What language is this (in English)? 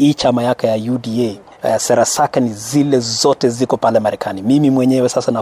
Swahili